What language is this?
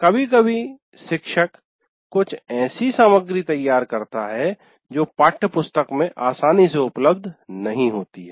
Hindi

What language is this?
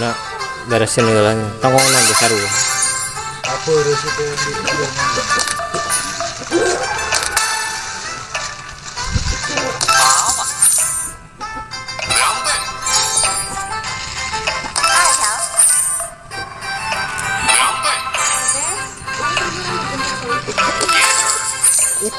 Indonesian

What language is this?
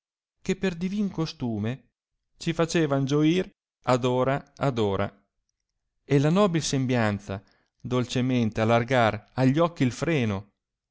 Italian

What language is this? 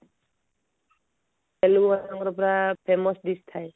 Odia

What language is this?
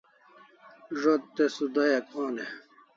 Kalasha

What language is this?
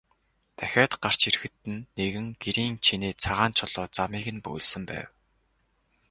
Mongolian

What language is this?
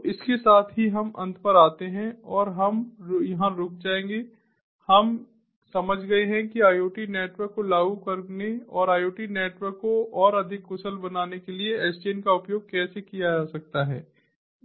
Hindi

